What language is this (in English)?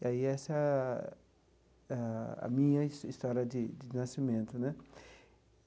Portuguese